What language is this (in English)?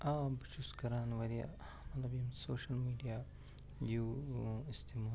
Kashmiri